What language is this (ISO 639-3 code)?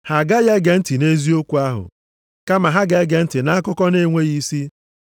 ibo